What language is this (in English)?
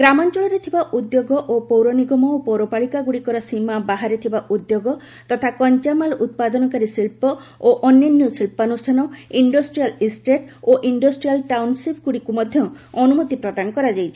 Odia